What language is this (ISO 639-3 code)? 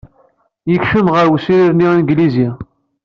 kab